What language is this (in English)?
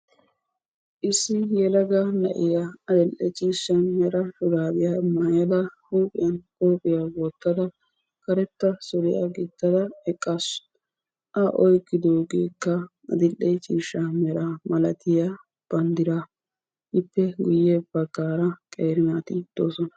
Wolaytta